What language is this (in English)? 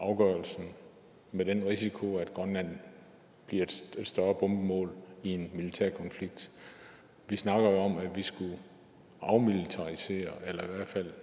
Danish